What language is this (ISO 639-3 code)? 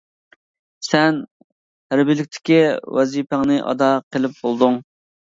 uig